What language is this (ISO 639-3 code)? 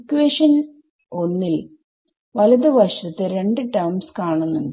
mal